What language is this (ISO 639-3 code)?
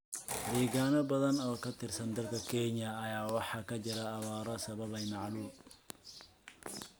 som